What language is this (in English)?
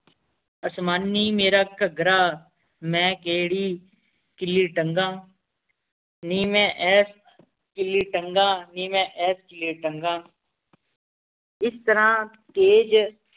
Punjabi